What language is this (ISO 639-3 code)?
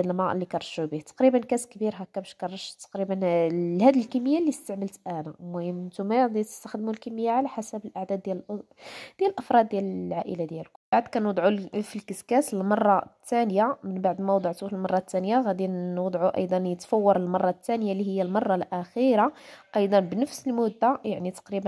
ara